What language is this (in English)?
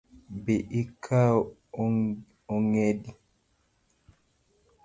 Luo (Kenya and Tanzania)